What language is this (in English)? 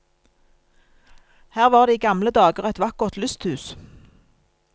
Norwegian